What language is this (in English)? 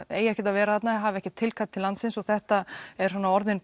Icelandic